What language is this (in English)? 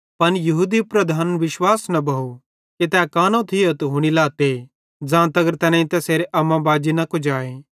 Bhadrawahi